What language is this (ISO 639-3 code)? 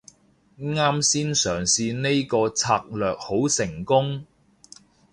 yue